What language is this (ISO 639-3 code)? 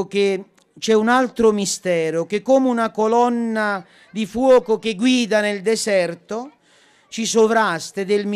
ita